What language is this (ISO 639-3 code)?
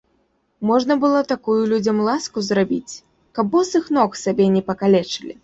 bel